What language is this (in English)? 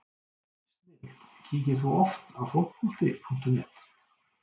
Icelandic